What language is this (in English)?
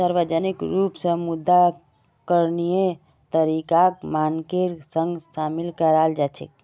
Magahi